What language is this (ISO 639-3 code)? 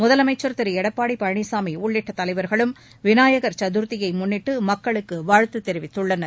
tam